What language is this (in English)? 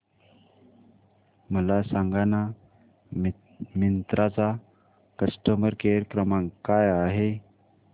Marathi